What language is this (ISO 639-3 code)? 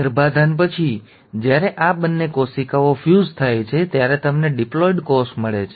guj